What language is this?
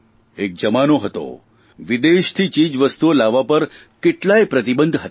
Gujarati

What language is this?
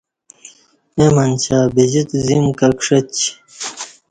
Kati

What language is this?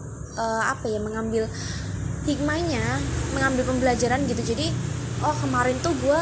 Indonesian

